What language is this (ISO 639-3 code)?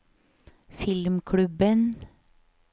nor